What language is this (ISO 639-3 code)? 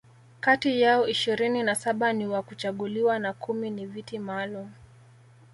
swa